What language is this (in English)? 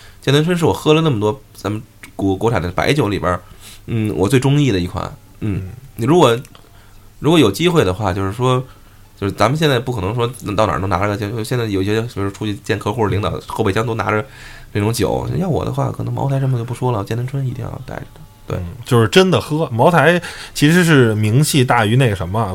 Chinese